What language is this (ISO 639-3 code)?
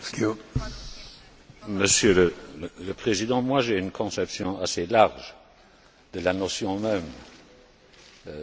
fra